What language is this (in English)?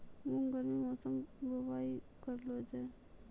Maithili